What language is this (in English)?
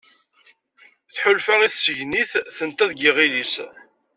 Kabyle